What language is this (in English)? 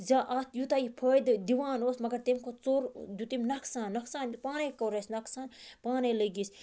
Kashmiri